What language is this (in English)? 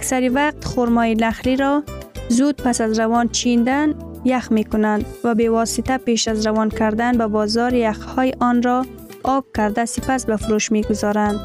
Persian